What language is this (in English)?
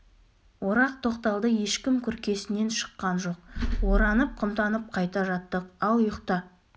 Kazakh